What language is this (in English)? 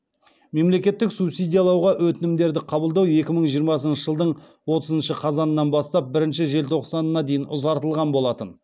Kazakh